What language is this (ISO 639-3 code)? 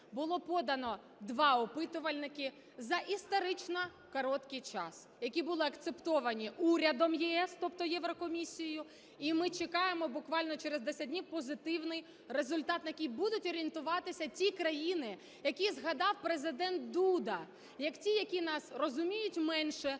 ukr